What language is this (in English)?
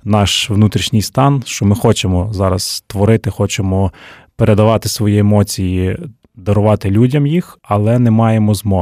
Ukrainian